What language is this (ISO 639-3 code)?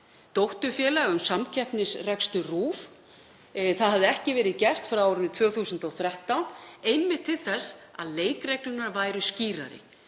isl